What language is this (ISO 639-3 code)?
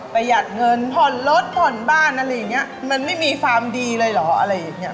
tha